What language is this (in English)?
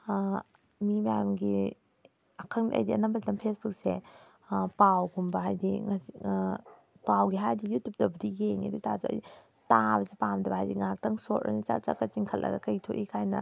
Manipuri